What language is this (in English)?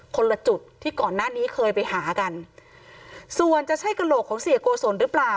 Thai